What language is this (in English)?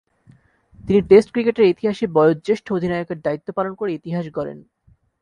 Bangla